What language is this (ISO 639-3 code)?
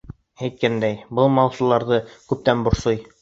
bak